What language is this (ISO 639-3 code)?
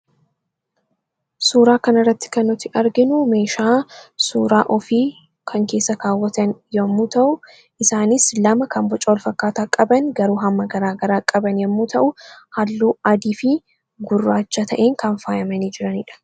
orm